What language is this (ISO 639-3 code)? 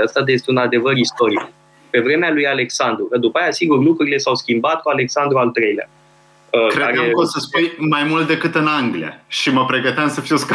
ron